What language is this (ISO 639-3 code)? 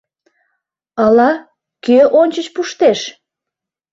chm